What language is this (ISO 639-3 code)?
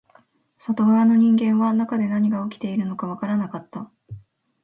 jpn